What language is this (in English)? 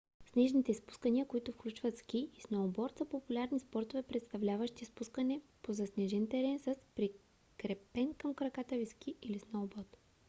Bulgarian